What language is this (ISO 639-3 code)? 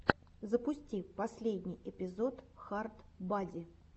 rus